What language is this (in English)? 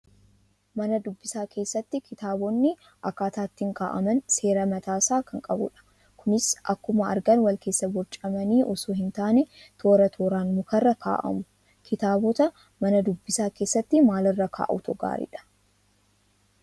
Oromo